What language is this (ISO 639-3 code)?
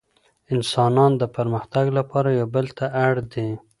pus